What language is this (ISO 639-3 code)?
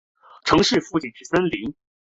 zho